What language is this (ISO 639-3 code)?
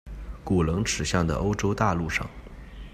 zho